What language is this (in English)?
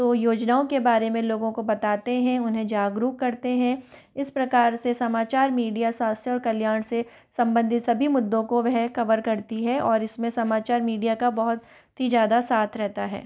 Hindi